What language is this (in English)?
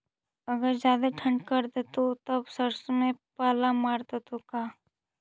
Magahi